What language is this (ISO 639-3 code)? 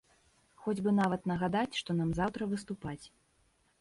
bel